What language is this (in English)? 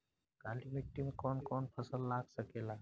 Bhojpuri